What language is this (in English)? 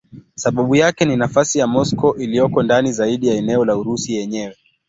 Swahili